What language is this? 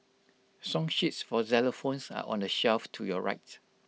English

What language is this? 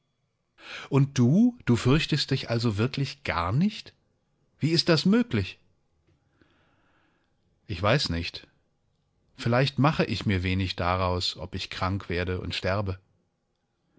German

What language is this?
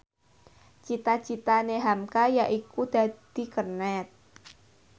Javanese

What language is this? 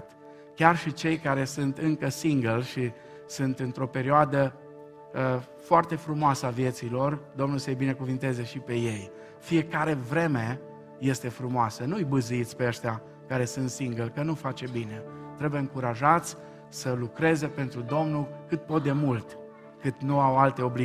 Romanian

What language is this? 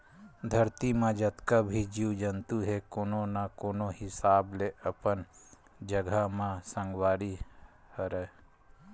Chhattisgarhi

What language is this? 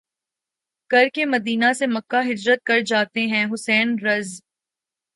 Urdu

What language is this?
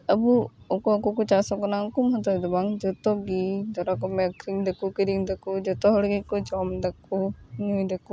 Santali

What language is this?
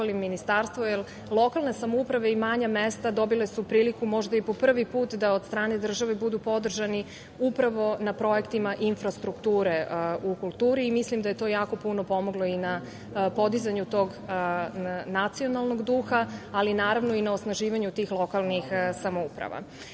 Serbian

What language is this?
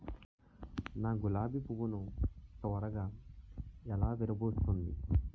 Telugu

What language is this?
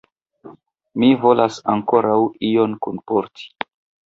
Esperanto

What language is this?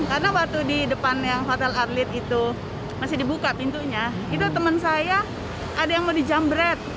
Indonesian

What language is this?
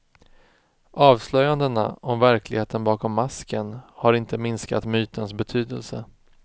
Swedish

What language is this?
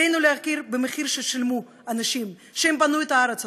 Hebrew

